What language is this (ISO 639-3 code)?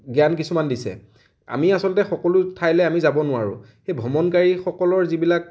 asm